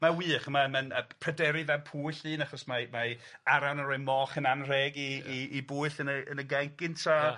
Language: Welsh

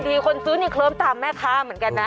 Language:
Thai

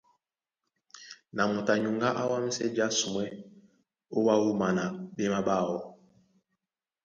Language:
Duala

